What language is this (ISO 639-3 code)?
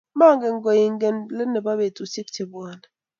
kln